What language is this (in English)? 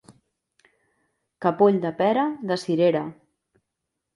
Catalan